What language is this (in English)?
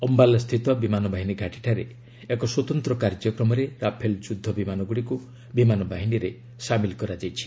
Odia